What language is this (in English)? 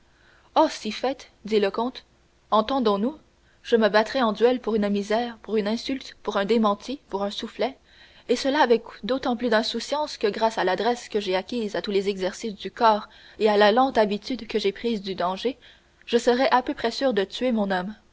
French